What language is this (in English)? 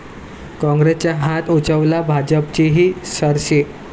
Marathi